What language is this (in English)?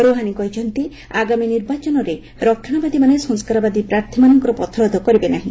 Odia